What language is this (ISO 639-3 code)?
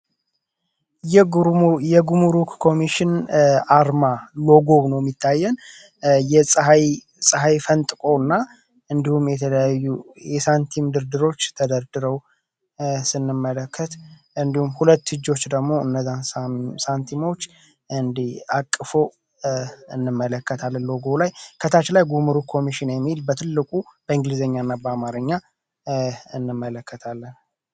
amh